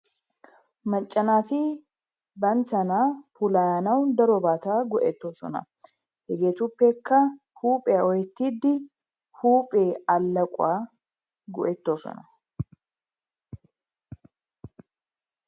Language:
Wolaytta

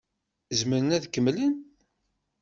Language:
Kabyle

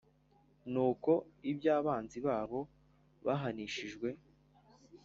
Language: Kinyarwanda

